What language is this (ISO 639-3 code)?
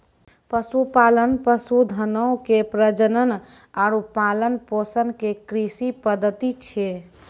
mai